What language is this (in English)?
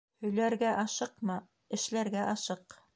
Bashkir